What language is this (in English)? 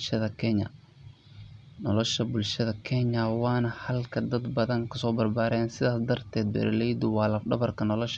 Somali